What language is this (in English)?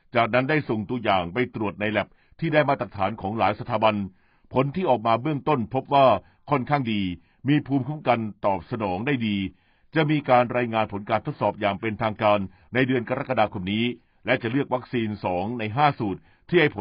Thai